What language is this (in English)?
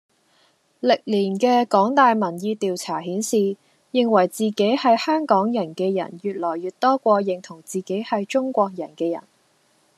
Cantonese